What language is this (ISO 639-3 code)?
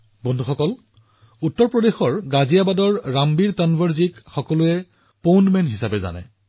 asm